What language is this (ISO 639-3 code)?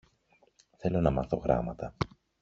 ell